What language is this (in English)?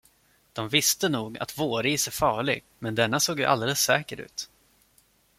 Swedish